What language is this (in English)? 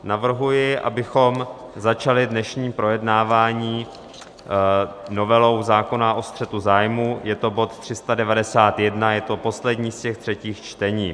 Czech